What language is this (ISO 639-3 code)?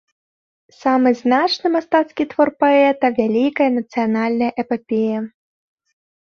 bel